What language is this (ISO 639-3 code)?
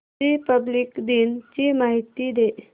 mar